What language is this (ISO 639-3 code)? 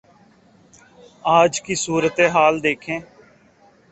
urd